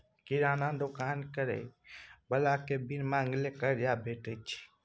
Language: Maithili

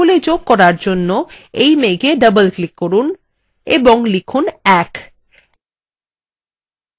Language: Bangla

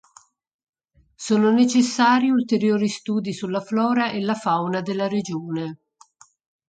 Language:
Italian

